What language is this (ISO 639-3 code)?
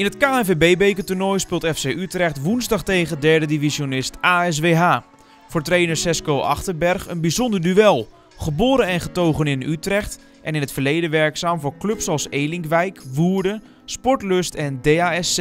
nld